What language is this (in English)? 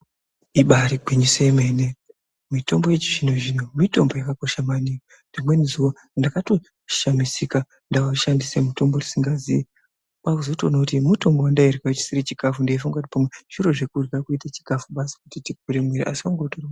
Ndau